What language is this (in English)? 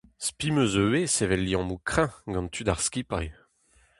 Breton